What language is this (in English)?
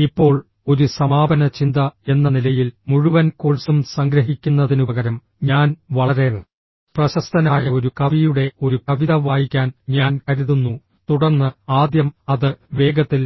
Malayalam